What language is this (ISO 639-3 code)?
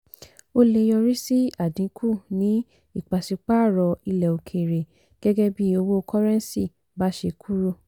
yor